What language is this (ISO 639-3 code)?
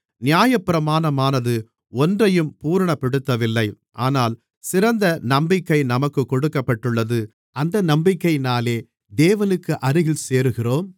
tam